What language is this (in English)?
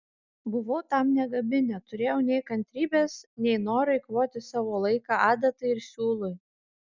Lithuanian